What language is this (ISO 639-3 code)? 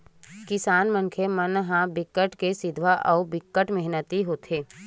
hne